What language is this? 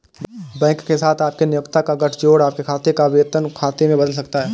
Hindi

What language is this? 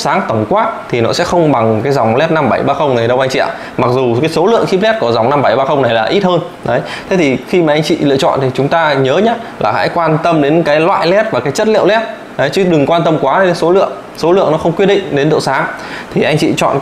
Vietnamese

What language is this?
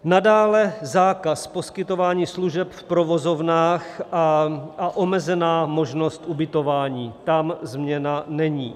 Czech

